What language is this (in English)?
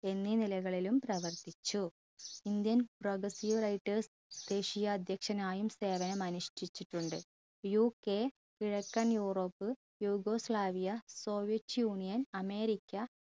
Malayalam